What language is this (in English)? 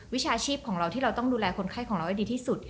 Thai